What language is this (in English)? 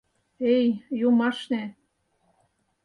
Mari